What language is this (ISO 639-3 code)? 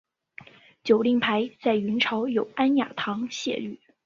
zho